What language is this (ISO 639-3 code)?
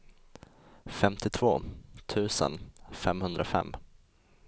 swe